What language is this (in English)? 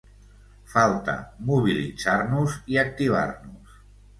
Catalan